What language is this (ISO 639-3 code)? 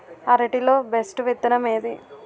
tel